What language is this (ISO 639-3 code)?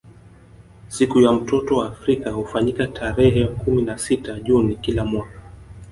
swa